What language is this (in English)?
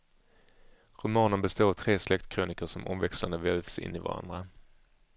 Swedish